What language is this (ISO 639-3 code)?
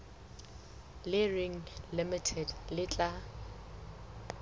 sot